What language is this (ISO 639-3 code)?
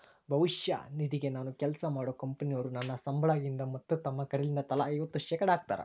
kan